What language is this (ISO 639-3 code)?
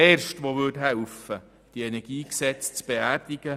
gsw